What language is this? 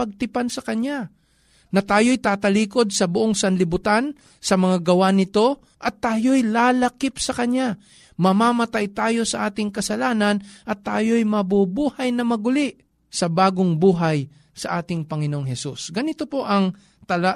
Filipino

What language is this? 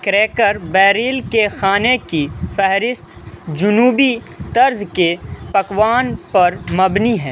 Urdu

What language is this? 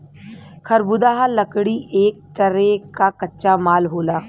Bhojpuri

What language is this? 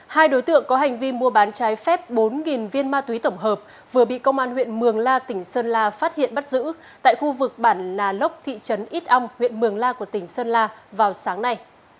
Vietnamese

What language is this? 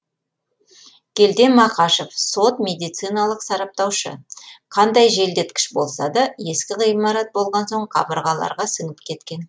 Kazakh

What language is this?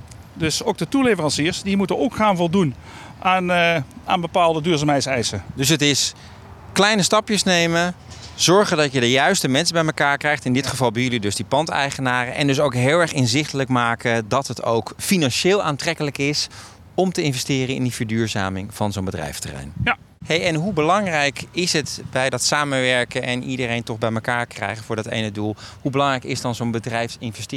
Dutch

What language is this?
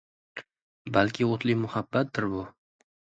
Uzbek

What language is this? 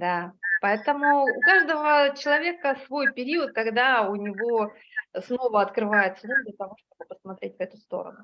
Russian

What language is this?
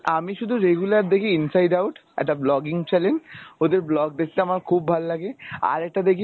Bangla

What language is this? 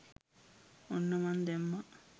Sinhala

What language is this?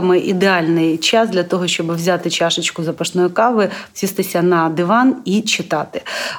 Ukrainian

